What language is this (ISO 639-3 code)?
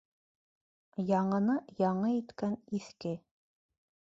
bak